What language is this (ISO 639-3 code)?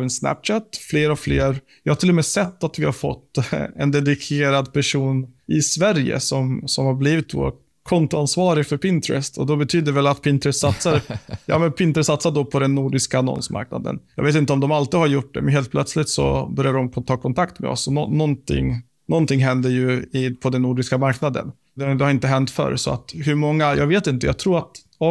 swe